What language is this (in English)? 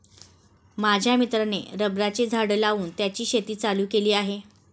Marathi